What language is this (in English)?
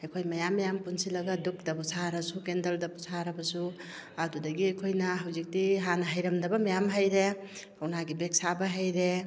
Manipuri